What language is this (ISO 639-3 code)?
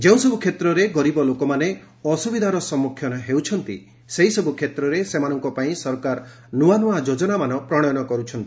ori